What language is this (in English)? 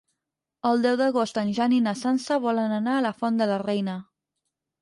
Catalan